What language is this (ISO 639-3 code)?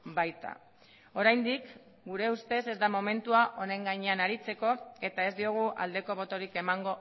eus